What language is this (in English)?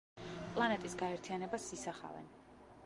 Georgian